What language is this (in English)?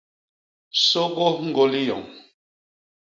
Basaa